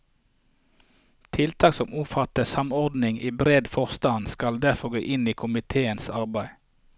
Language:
Norwegian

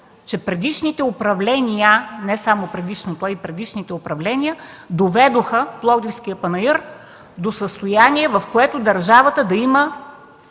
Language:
Bulgarian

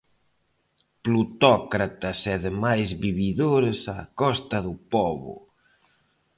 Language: Galician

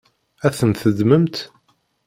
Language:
Kabyle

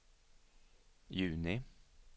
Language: Swedish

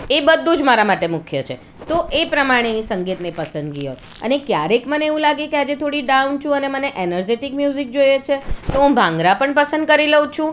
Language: Gujarati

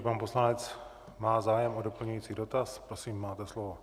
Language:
Czech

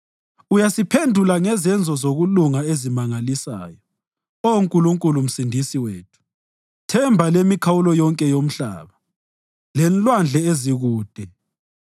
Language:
North Ndebele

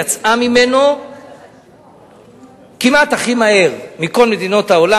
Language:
Hebrew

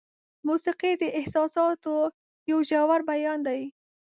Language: Pashto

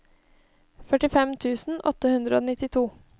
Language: Norwegian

